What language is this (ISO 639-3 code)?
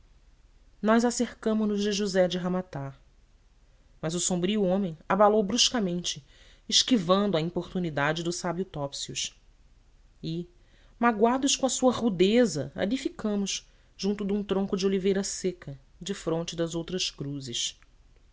por